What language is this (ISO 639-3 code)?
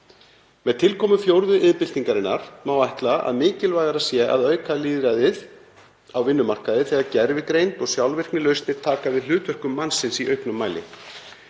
isl